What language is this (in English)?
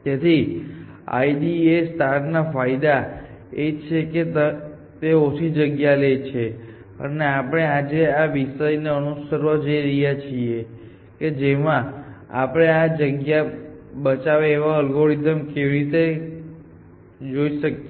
Gujarati